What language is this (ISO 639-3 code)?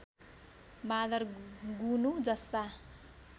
nep